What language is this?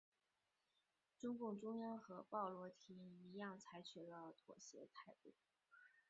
Chinese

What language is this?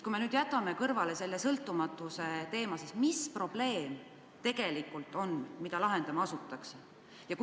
Estonian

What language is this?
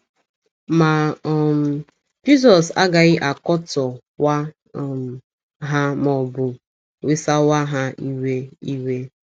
Igbo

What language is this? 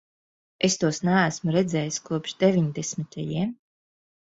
Latvian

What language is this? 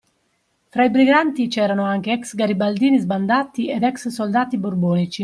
Italian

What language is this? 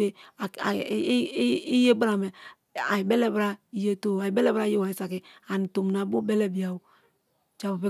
Kalabari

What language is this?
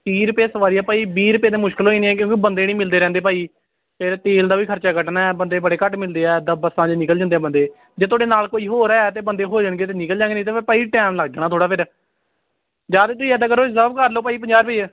Punjabi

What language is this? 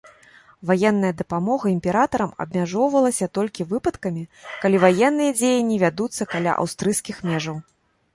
Belarusian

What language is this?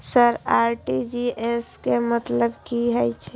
Maithili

